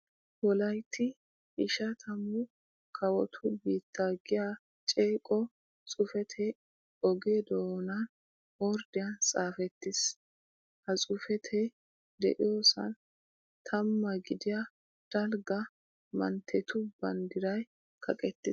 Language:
Wolaytta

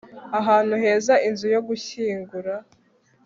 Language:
Kinyarwanda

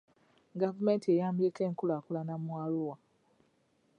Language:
Ganda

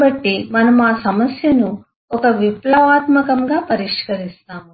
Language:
Telugu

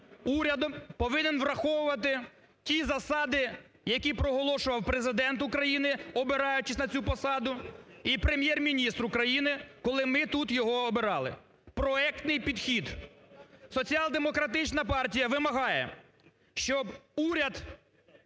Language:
Ukrainian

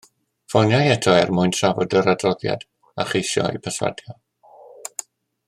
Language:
Welsh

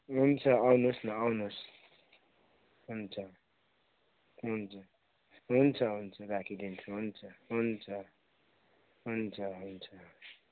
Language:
Nepali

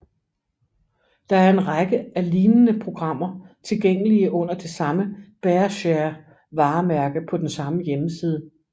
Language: Danish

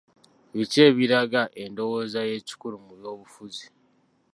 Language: Ganda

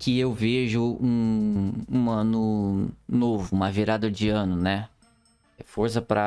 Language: Portuguese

